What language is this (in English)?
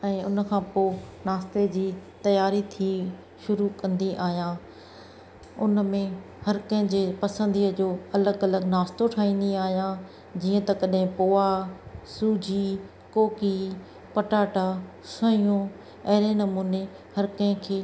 Sindhi